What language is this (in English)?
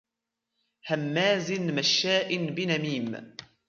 Arabic